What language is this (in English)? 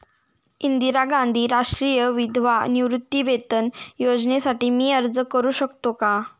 Marathi